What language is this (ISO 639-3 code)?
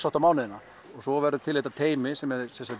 isl